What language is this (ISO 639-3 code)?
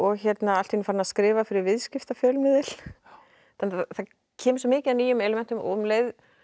isl